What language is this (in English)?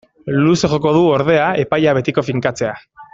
Basque